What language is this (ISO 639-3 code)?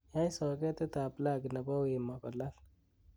kln